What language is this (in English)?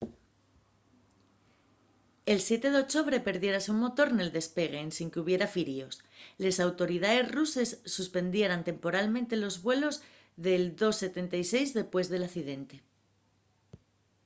Asturian